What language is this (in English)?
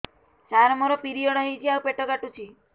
Odia